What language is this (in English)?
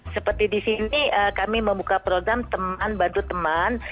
Indonesian